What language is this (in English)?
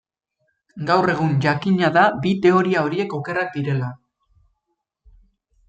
Basque